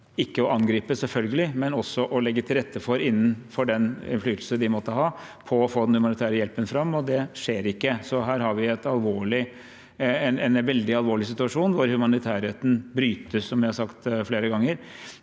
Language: Norwegian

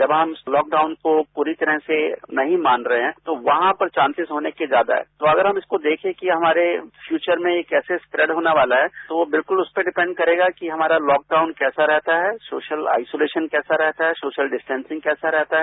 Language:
Hindi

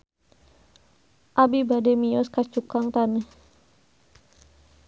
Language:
Sundanese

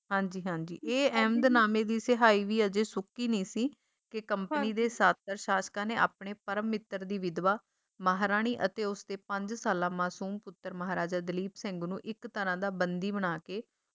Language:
Punjabi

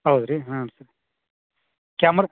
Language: Kannada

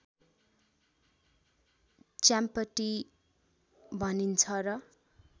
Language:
Nepali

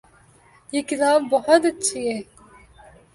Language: Urdu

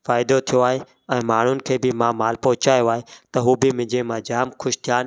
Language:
Sindhi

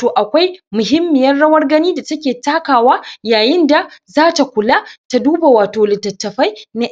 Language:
Hausa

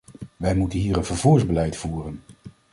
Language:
Dutch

